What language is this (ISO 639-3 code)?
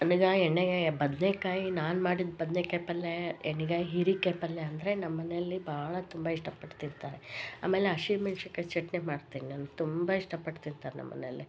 kan